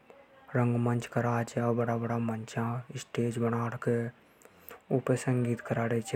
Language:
Hadothi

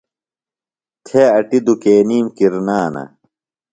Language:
Phalura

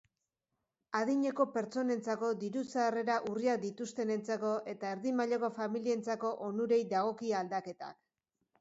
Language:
Basque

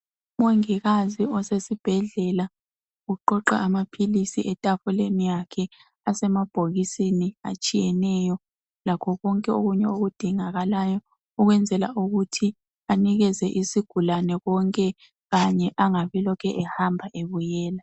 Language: North Ndebele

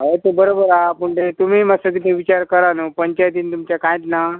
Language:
Konkani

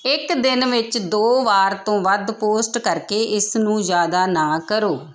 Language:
Punjabi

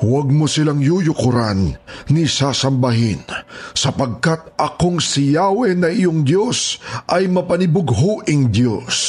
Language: Filipino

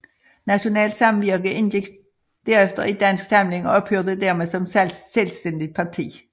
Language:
Danish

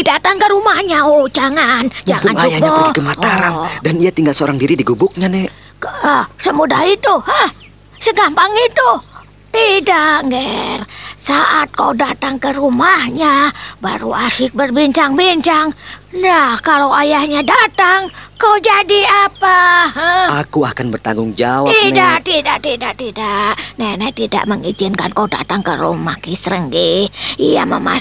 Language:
Indonesian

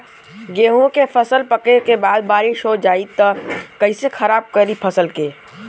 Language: Bhojpuri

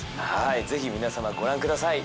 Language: Japanese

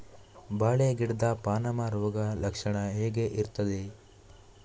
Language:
Kannada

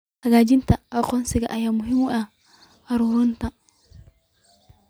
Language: Somali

